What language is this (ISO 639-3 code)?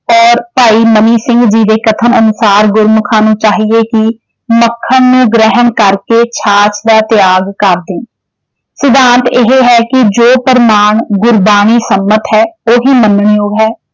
pan